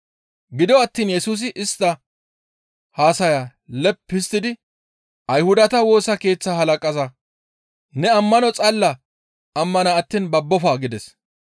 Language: Gamo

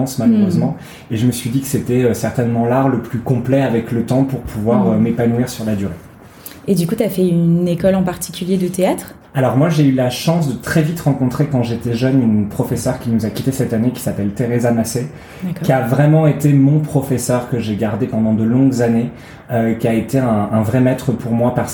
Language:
French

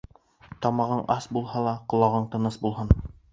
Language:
Bashkir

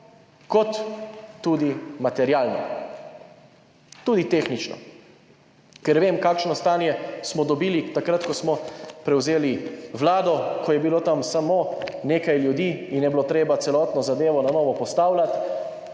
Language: Slovenian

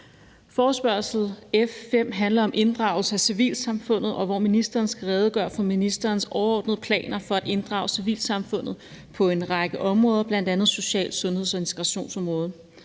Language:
Danish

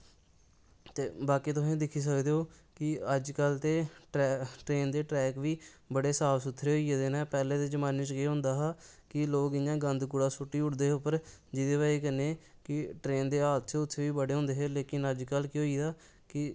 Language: Dogri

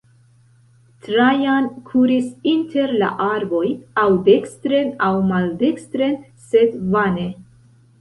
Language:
Esperanto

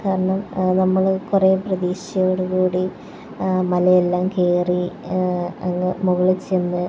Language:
Malayalam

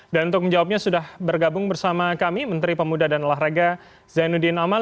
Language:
Indonesian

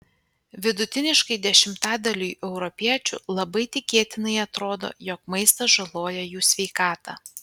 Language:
Lithuanian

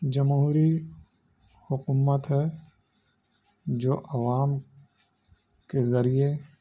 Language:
Urdu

